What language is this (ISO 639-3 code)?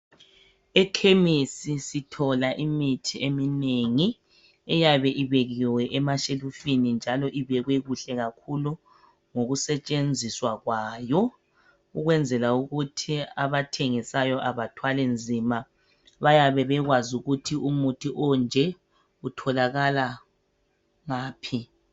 nde